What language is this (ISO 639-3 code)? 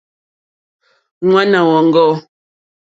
bri